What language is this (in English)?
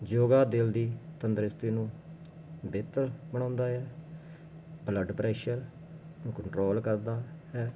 Punjabi